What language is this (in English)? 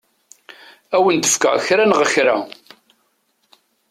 Kabyle